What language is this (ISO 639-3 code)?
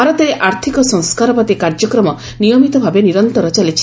ori